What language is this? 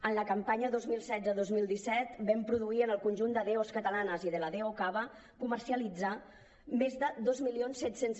Catalan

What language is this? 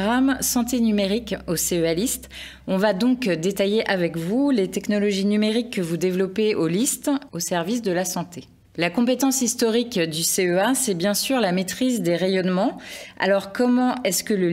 French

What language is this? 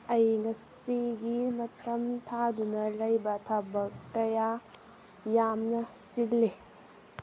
Manipuri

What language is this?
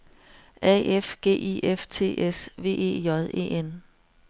Danish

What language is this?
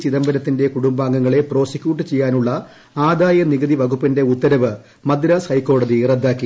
Malayalam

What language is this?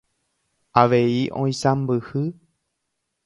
Guarani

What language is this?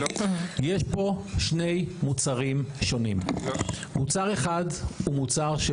Hebrew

